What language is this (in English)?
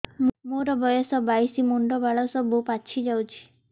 Odia